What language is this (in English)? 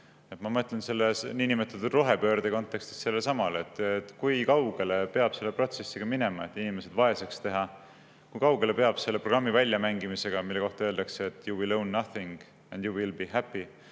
Estonian